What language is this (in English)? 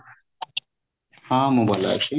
Odia